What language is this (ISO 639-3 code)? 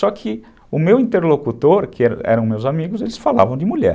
por